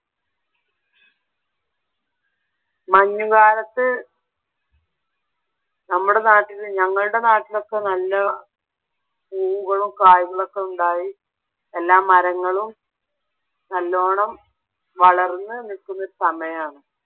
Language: Malayalam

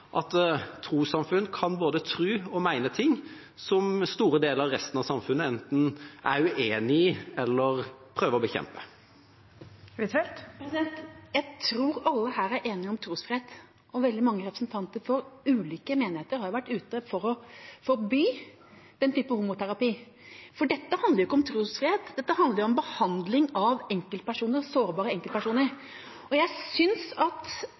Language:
Norwegian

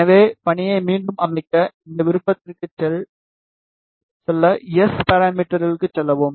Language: Tamil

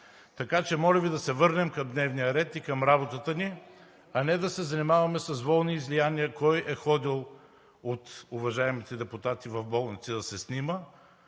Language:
Bulgarian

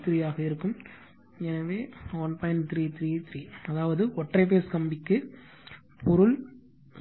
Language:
Tamil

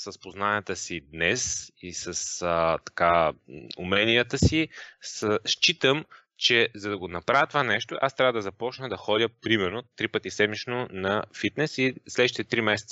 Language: Bulgarian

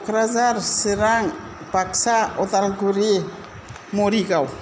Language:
Bodo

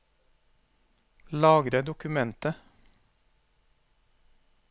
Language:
Norwegian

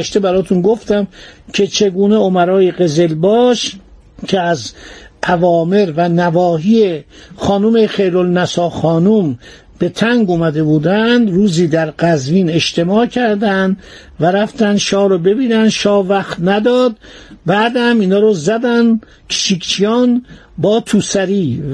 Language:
Persian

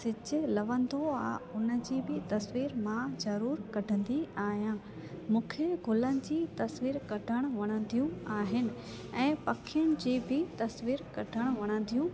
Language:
Sindhi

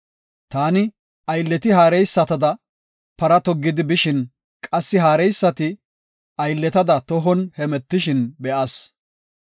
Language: Gofa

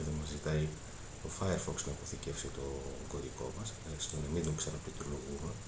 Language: Greek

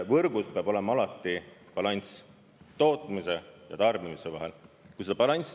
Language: Estonian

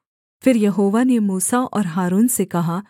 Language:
Hindi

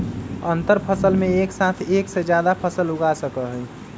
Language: Magahi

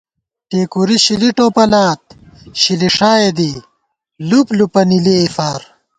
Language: Gawar-Bati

